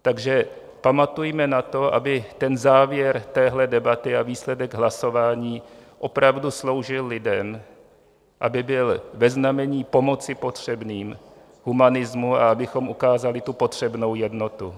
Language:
Czech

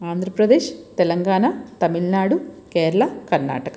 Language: Telugu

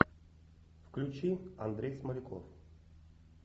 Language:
Russian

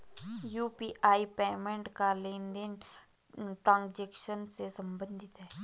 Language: Hindi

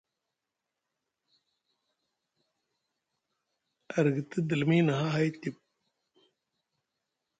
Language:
Musgu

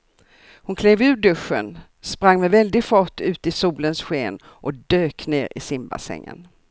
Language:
Swedish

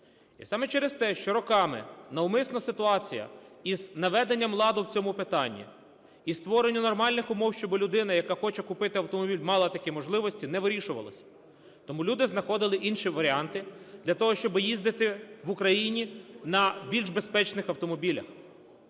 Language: Ukrainian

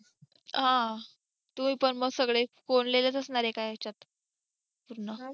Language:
Marathi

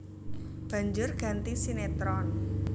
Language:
Javanese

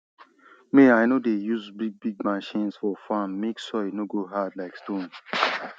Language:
Nigerian Pidgin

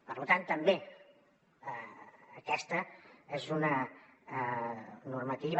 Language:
Catalan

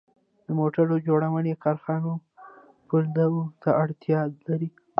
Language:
Pashto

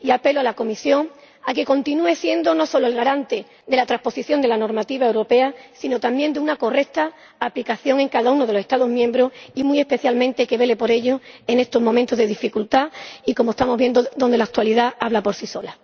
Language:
Spanish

